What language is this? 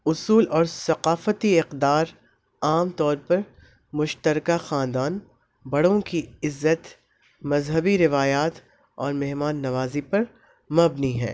Urdu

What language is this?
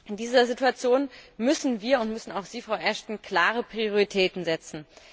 German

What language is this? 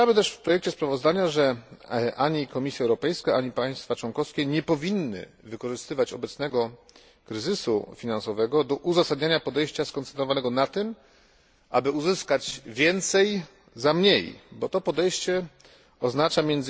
Polish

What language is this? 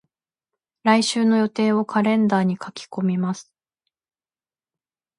Japanese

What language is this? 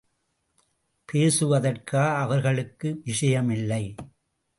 Tamil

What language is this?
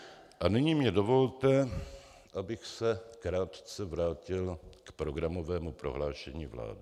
Czech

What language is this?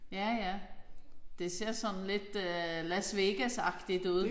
Danish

